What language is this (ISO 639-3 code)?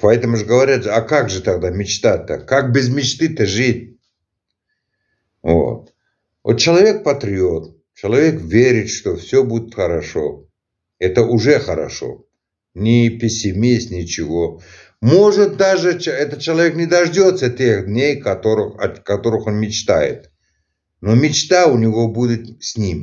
rus